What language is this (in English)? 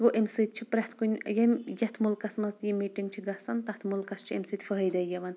Kashmiri